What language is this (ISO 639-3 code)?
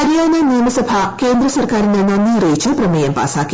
mal